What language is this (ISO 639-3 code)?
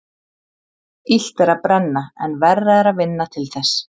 isl